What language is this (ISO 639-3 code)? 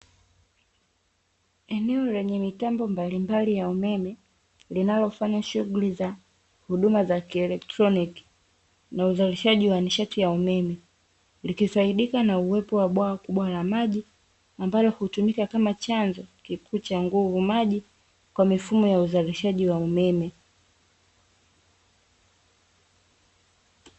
swa